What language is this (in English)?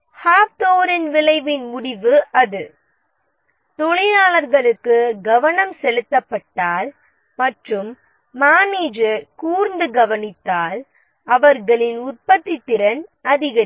Tamil